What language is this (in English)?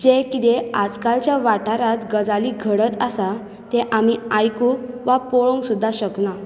Konkani